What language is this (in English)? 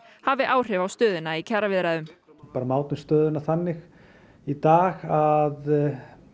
Icelandic